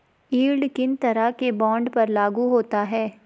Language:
Hindi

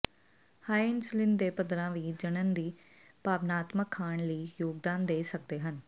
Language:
Punjabi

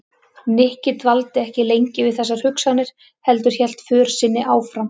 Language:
Icelandic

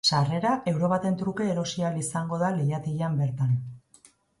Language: Basque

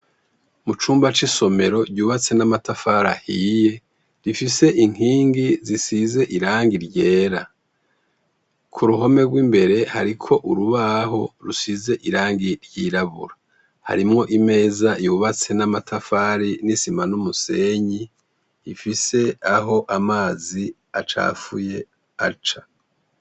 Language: Rundi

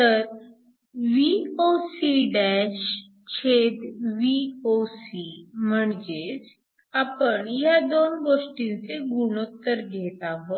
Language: Marathi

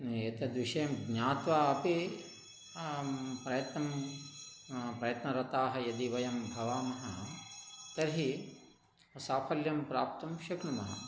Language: Sanskrit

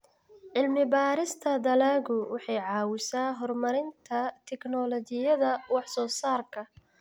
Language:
Somali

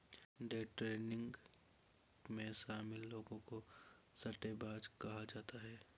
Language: Hindi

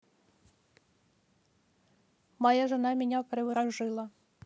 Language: Russian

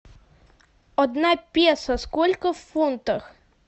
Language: Russian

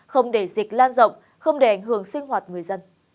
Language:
Vietnamese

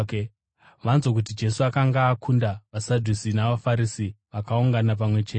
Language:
Shona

